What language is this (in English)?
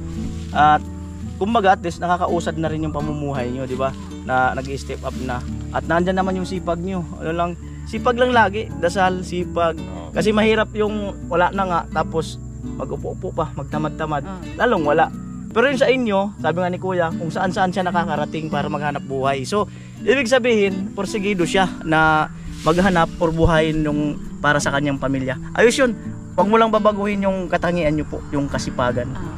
Filipino